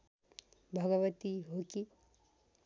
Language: Nepali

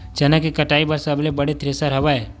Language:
Chhattisgarhi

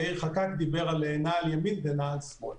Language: Hebrew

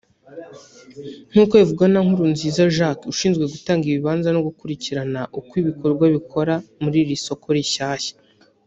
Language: Kinyarwanda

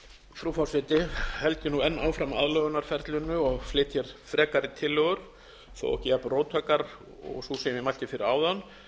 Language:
Icelandic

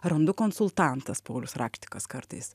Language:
Lithuanian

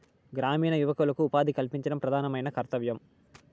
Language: Telugu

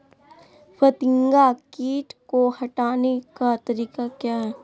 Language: Magahi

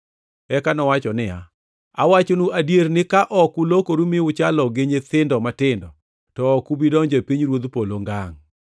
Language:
Luo (Kenya and Tanzania)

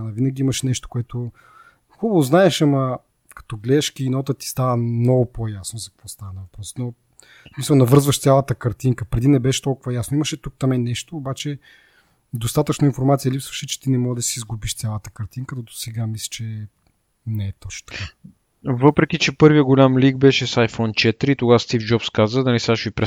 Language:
Bulgarian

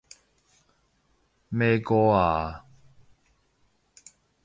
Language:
Cantonese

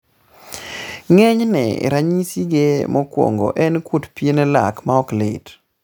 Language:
Luo (Kenya and Tanzania)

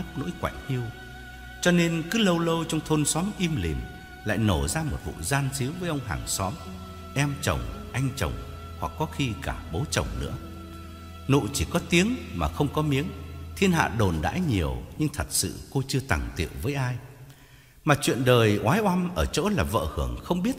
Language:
Vietnamese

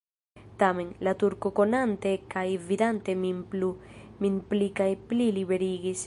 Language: Esperanto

